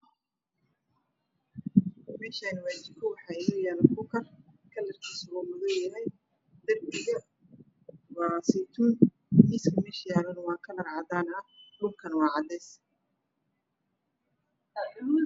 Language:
Somali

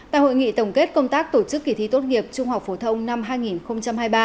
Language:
Vietnamese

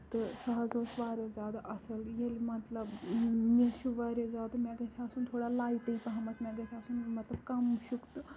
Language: Kashmiri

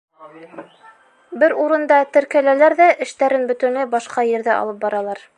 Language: Bashkir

